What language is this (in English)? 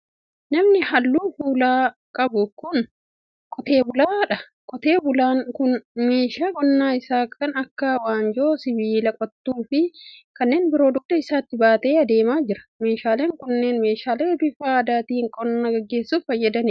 Oromo